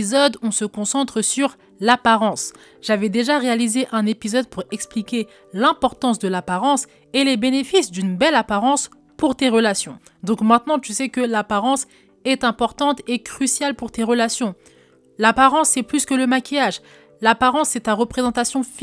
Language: French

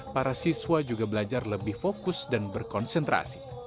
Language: Indonesian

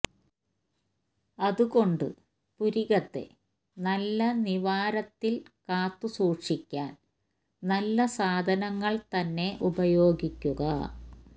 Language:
Malayalam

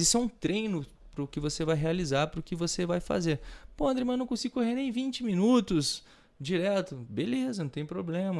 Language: Portuguese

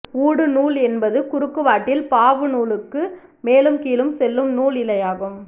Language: Tamil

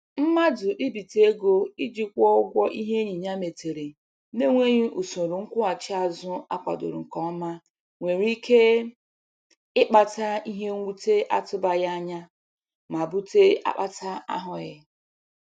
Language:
Igbo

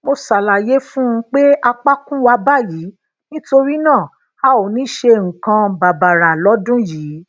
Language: Yoruba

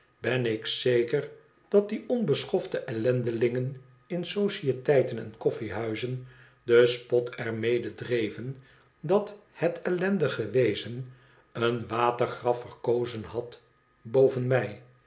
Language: Dutch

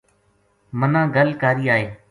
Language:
Gujari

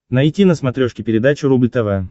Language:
Russian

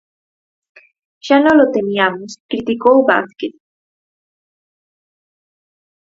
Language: Galician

